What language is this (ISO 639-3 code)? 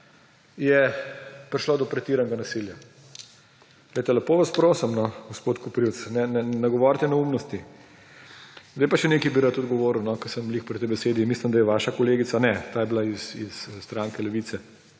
slv